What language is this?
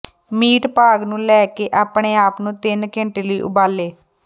Punjabi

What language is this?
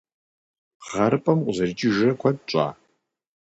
Kabardian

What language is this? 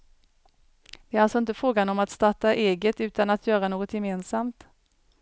Swedish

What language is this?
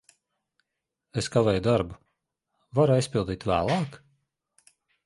Latvian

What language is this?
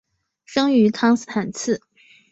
Chinese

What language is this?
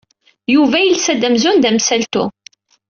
Kabyle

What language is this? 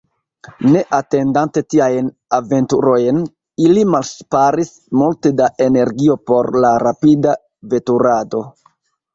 Esperanto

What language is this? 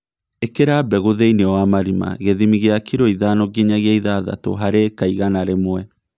Kikuyu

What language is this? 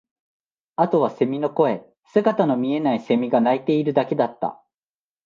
Japanese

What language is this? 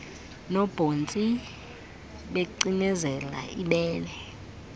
Xhosa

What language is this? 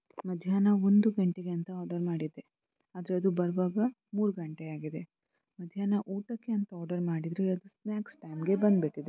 Kannada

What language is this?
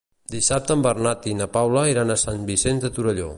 Catalan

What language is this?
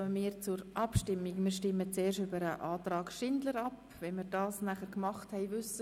Swiss German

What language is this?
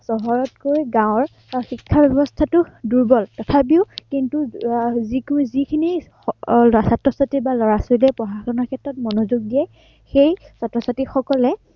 Assamese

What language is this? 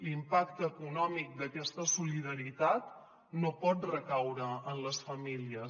Catalan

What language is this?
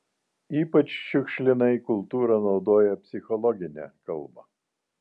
Lithuanian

